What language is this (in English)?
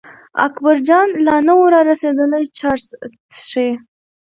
Pashto